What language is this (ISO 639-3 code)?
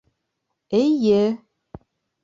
bak